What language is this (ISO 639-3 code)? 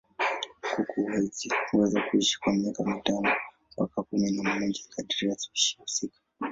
swa